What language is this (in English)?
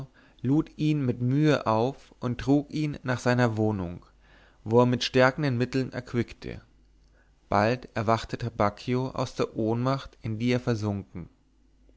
German